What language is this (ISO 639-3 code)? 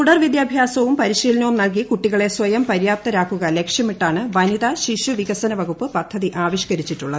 mal